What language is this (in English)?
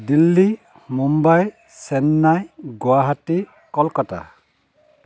Assamese